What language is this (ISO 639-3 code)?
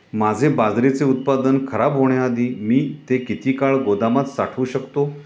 mar